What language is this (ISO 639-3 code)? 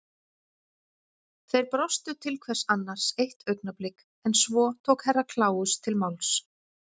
isl